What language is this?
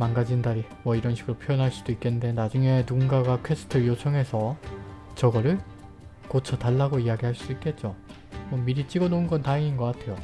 Korean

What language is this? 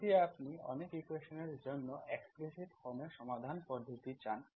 Bangla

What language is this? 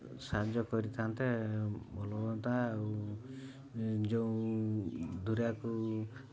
Odia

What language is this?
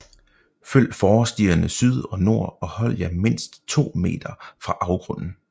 Danish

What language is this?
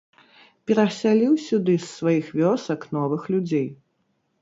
Belarusian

